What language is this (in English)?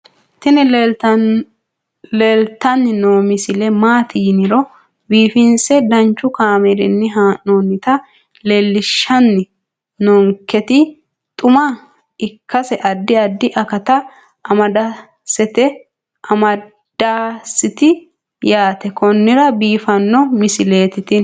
Sidamo